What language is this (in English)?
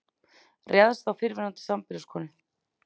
Icelandic